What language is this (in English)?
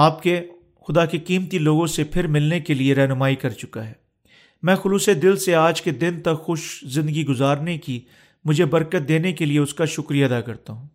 Urdu